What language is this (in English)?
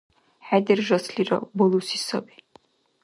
Dargwa